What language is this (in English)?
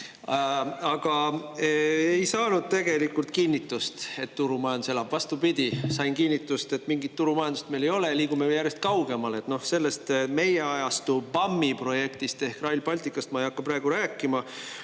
Estonian